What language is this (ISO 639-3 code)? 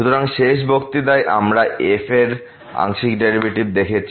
ben